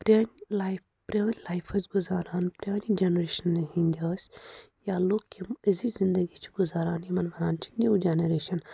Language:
Kashmiri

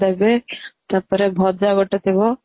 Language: Odia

